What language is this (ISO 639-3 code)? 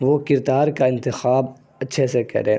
urd